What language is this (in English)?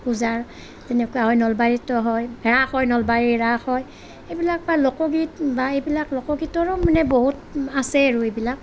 Assamese